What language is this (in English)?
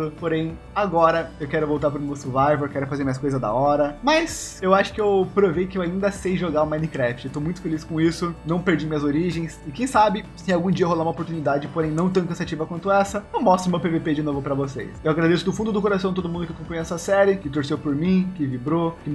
Portuguese